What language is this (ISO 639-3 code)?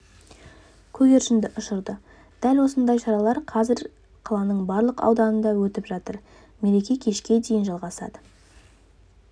kaz